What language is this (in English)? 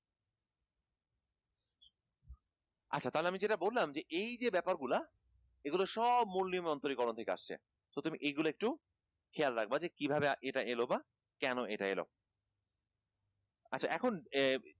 Bangla